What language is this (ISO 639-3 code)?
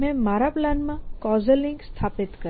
guj